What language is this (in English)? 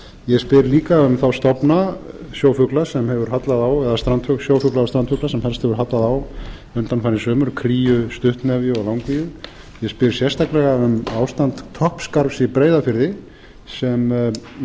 Icelandic